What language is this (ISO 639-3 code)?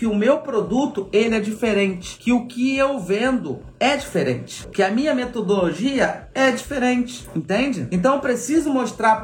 por